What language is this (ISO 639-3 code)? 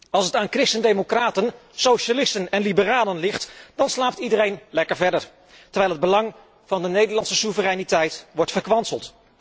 nld